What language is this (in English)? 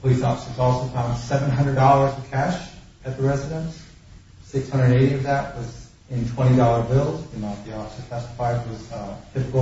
English